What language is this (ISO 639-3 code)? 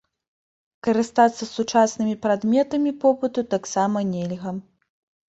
bel